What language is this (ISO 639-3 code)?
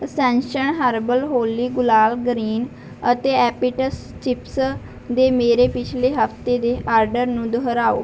pan